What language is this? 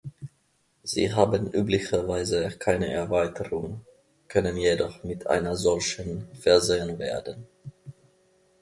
German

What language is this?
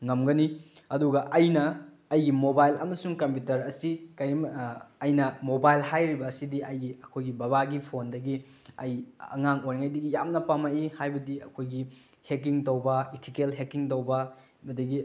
Manipuri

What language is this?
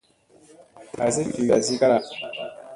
Musey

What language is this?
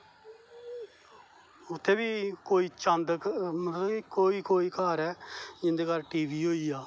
Dogri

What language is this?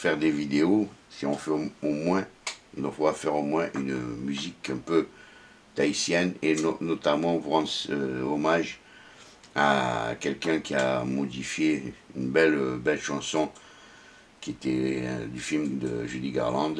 French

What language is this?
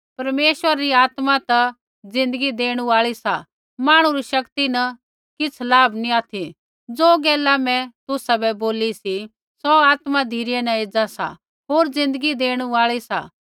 Kullu Pahari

